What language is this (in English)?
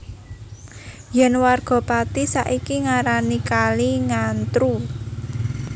Javanese